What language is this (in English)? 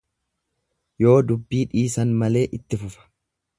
Oromo